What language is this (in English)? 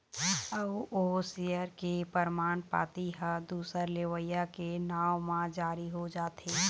Chhattisgarhi